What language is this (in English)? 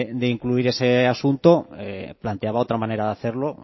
Spanish